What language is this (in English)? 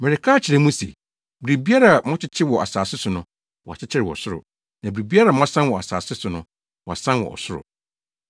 Akan